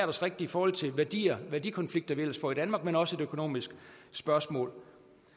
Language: Danish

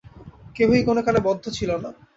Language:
Bangla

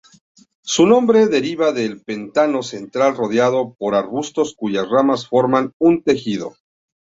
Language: Spanish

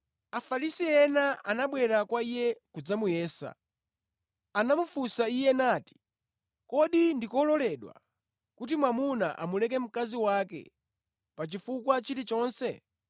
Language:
Nyanja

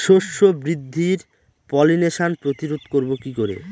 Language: Bangla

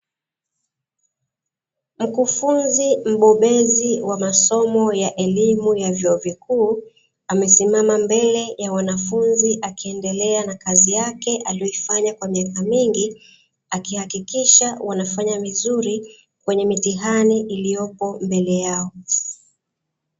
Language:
Swahili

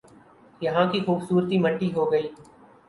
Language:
Urdu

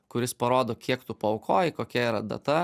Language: Lithuanian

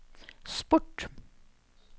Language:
Norwegian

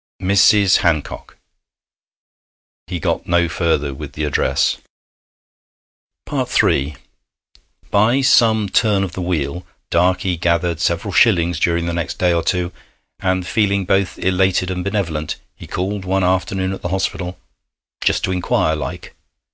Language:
English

